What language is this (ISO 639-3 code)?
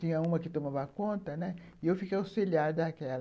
por